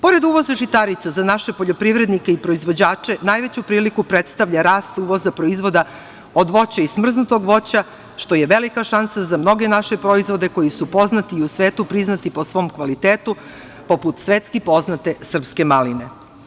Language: Serbian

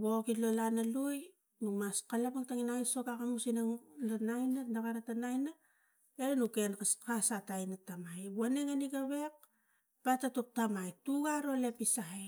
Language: Tigak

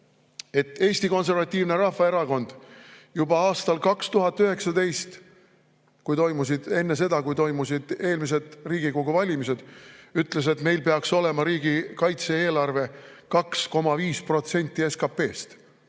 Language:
Estonian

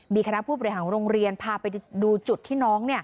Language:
Thai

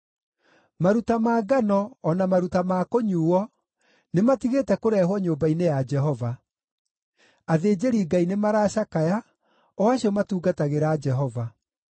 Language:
Kikuyu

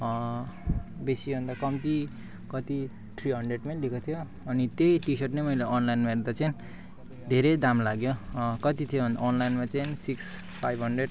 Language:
Nepali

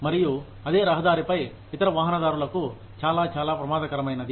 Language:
Telugu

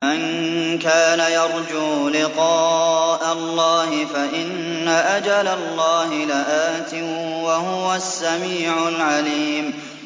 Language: Arabic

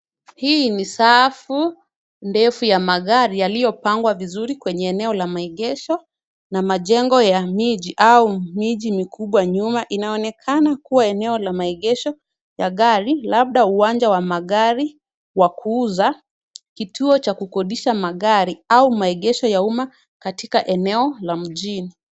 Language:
Swahili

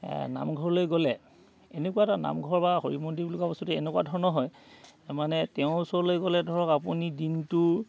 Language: Assamese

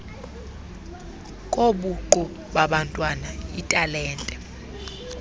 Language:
Xhosa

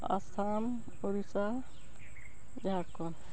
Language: Santali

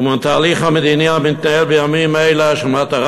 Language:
Hebrew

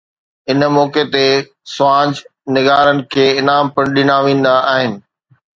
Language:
Sindhi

